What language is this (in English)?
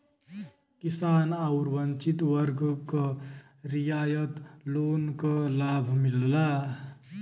Bhojpuri